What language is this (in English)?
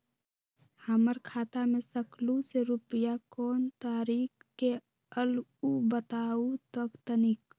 Magahi